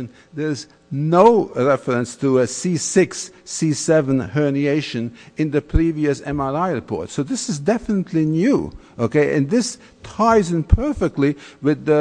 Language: English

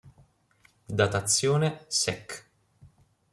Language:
Italian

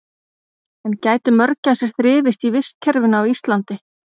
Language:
Icelandic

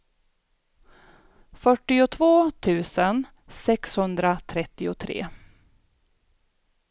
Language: Swedish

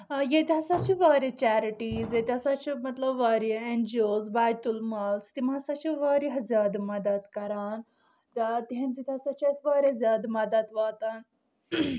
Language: Kashmiri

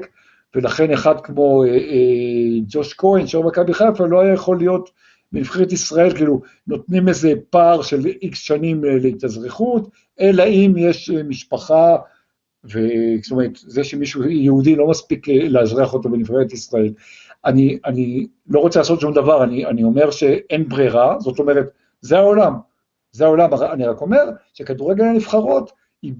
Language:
Hebrew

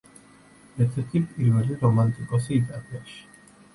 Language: Georgian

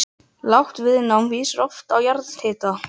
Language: Icelandic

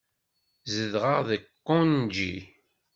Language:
Kabyle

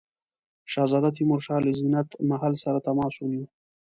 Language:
Pashto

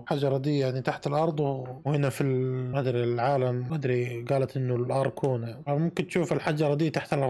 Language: Arabic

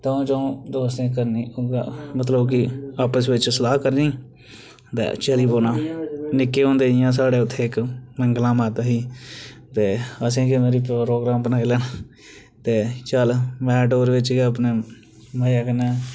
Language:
Dogri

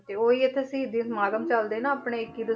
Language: Punjabi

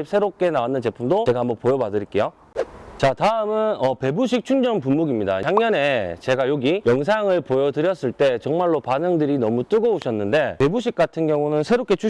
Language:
Korean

